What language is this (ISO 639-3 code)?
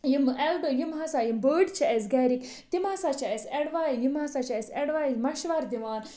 kas